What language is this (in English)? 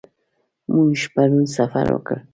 Pashto